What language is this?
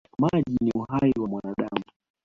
Swahili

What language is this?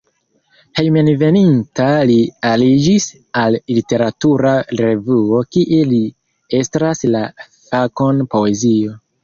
Esperanto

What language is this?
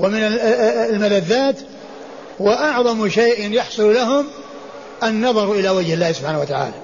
Arabic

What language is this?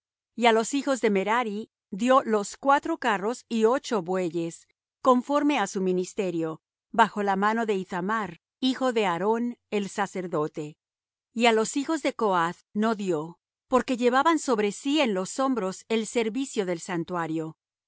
Spanish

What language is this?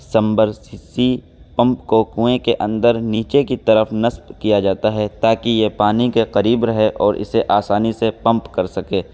Urdu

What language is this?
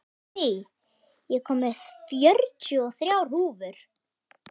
Icelandic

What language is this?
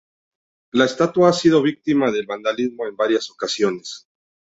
Spanish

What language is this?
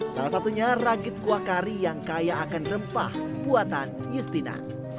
Indonesian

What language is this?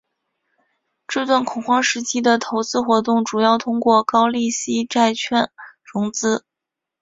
Chinese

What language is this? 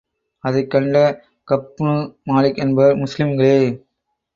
Tamil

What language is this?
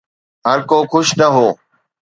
Sindhi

